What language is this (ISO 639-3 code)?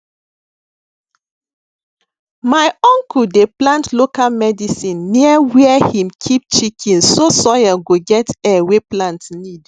pcm